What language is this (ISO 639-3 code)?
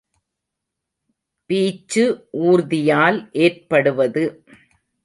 tam